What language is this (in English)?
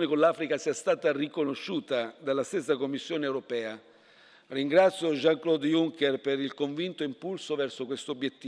Italian